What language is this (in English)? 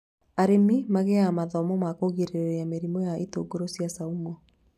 Kikuyu